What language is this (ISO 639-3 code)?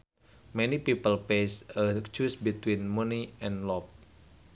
sun